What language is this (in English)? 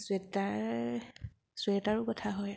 Assamese